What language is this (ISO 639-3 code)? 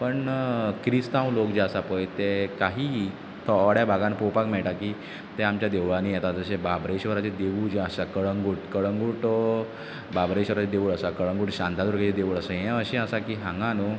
kok